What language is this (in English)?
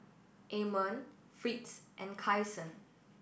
English